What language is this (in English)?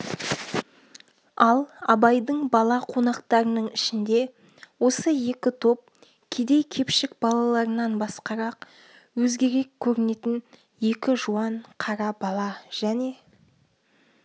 Kazakh